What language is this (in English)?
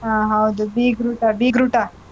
Kannada